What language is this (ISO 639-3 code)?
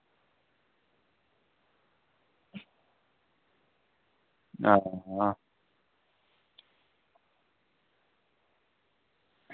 doi